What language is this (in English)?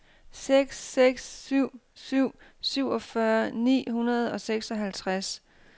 Danish